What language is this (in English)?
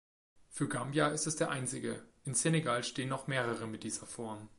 German